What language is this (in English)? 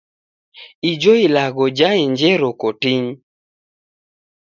Taita